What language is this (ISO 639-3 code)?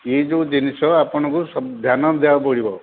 ori